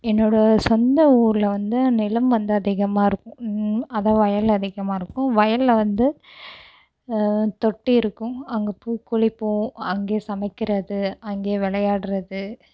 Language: Tamil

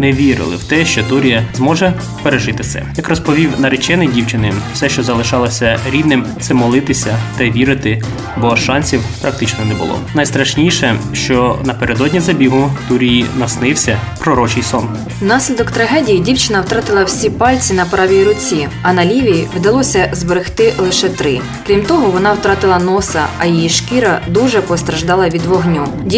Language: Ukrainian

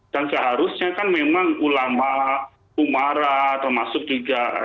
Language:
Indonesian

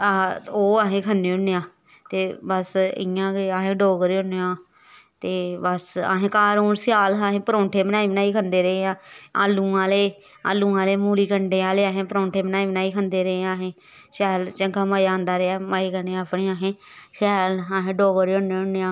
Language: Dogri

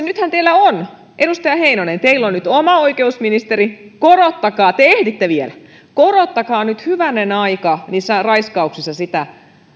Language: Finnish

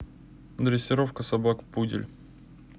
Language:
Russian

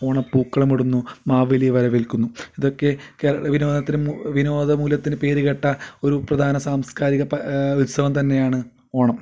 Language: Malayalam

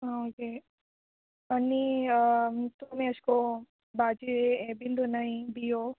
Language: Konkani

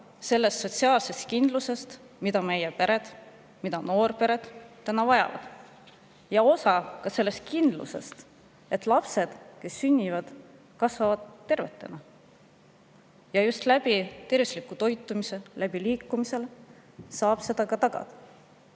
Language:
Estonian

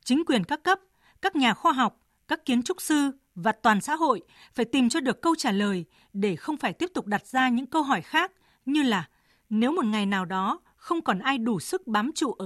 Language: Vietnamese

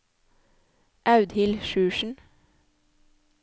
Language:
Norwegian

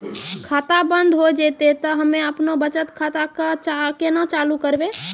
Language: Maithili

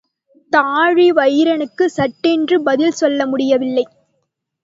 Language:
Tamil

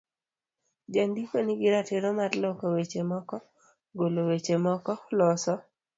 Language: Luo (Kenya and Tanzania)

